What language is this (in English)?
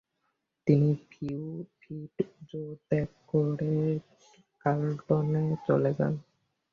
Bangla